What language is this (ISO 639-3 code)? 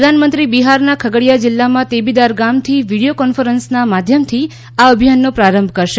guj